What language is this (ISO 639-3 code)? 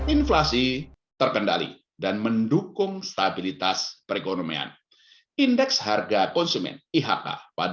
ind